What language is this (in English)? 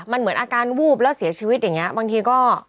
Thai